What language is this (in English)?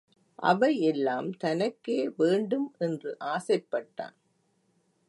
Tamil